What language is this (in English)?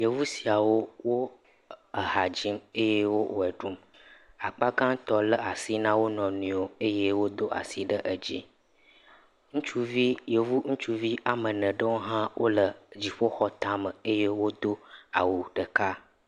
Ewe